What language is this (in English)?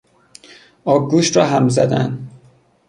Persian